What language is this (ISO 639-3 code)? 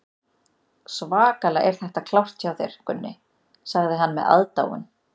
isl